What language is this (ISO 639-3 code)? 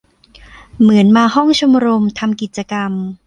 tha